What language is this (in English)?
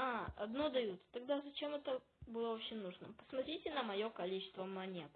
Russian